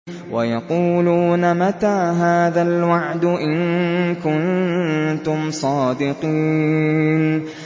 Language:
Arabic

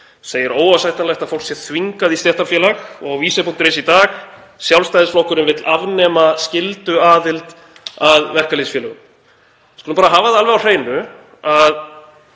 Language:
Icelandic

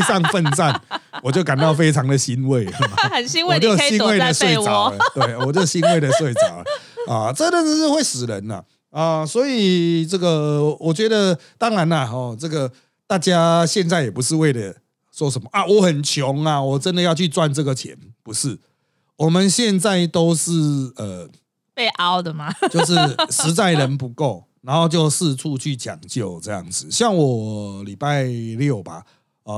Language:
Chinese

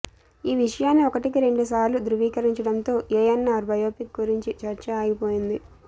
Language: Telugu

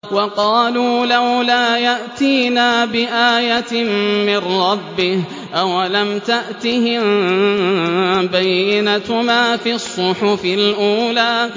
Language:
Arabic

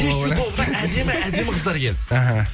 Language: Kazakh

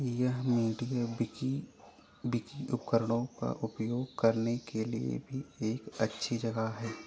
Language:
Hindi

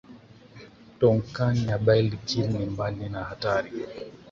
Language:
Swahili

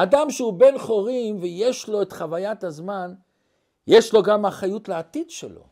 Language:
Hebrew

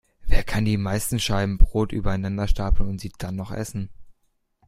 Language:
German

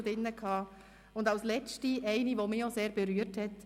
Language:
Swiss German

